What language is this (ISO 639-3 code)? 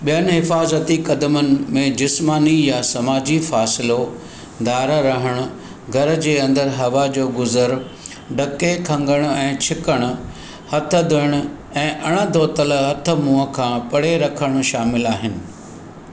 snd